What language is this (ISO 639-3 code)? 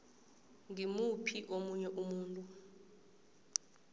nbl